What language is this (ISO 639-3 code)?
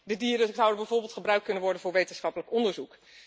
nld